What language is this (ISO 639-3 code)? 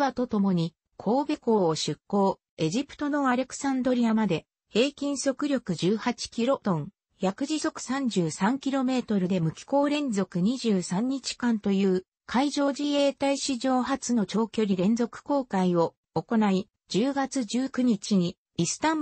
jpn